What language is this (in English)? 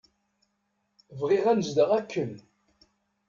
Kabyle